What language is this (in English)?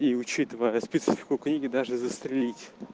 Russian